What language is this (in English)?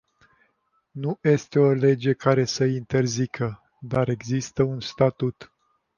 Romanian